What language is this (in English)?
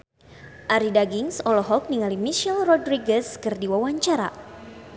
Sundanese